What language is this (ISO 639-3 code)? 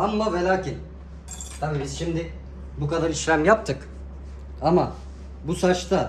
tur